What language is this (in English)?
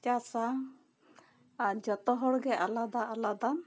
Santali